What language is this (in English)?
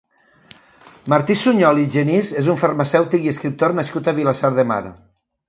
Catalan